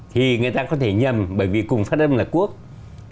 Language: Vietnamese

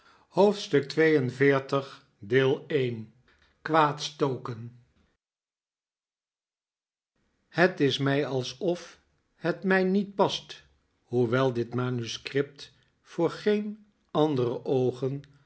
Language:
Dutch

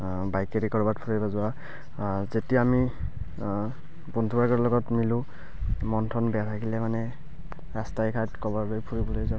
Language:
Assamese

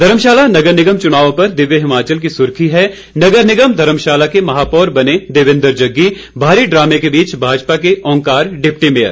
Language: Hindi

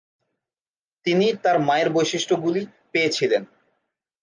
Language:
Bangla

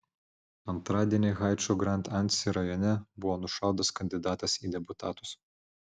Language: Lithuanian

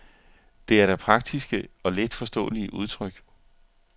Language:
Danish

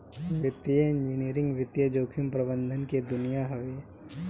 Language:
Bhojpuri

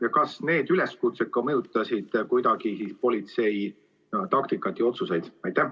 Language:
Estonian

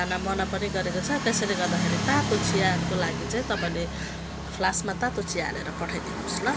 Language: Nepali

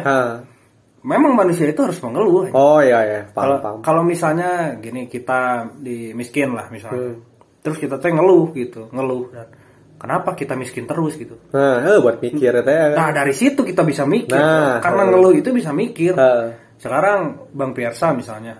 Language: Indonesian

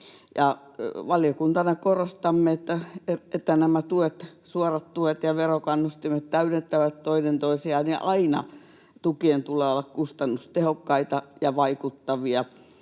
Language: Finnish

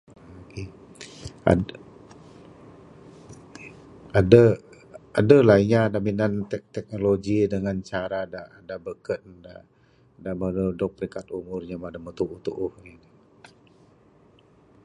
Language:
Bukar-Sadung Bidayuh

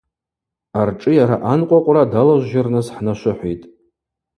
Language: Abaza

